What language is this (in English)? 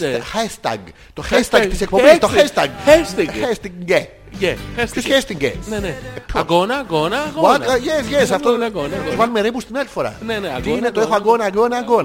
Greek